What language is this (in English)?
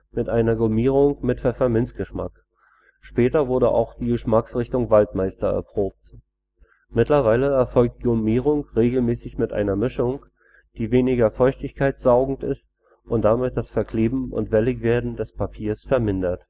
German